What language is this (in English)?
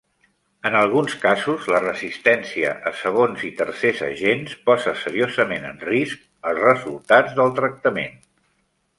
Catalan